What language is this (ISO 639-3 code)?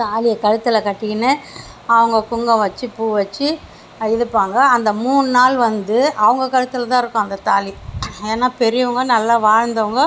tam